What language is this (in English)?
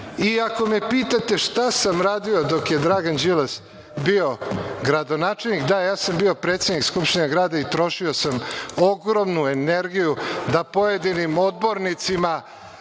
Serbian